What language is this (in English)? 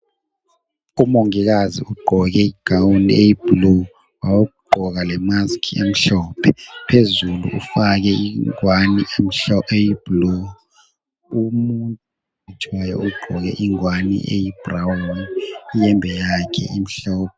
North Ndebele